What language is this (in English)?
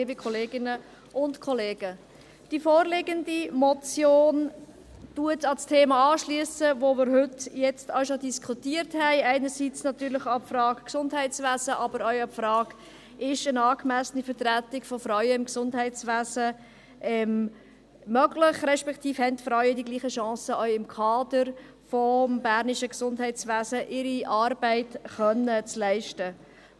Swiss German